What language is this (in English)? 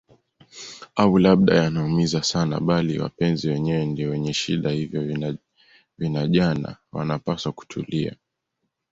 Swahili